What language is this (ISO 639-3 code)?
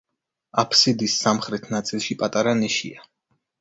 kat